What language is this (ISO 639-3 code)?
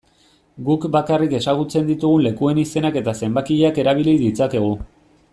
eus